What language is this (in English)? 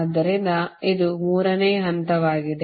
Kannada